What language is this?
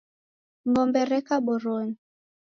Taita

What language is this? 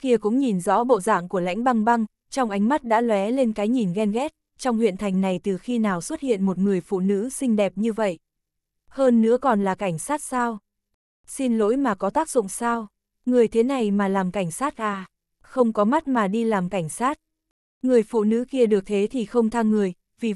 Vietnamese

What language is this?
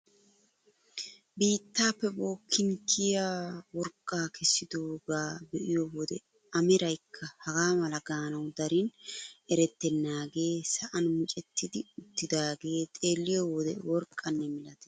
Wolaytta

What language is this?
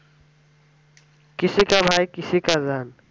Bangla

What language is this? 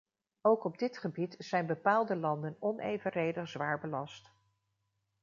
Dutch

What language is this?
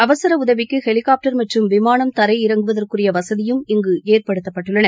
Tamil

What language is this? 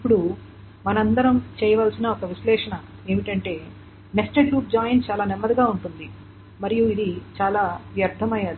Telugu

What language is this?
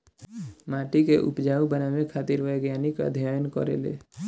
Bhojpuri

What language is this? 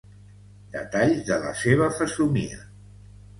Catalan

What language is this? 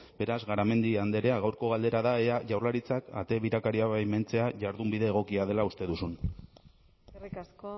Basque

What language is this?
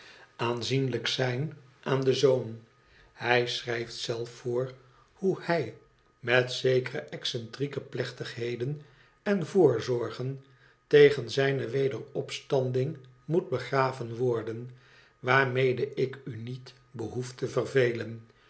Dutch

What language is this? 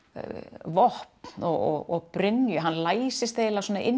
Icelandic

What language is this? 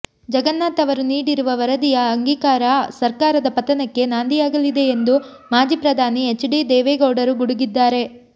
Kannada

